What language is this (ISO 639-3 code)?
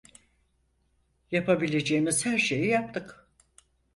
tur